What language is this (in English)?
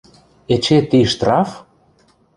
Western Mari